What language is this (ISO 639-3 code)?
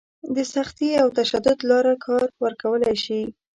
pus